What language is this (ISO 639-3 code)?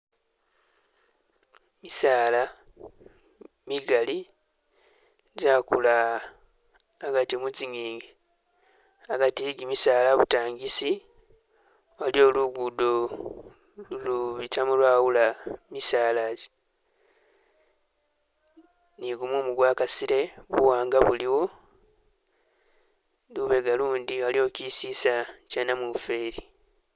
myx